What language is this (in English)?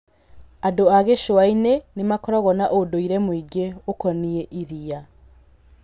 Kikuyu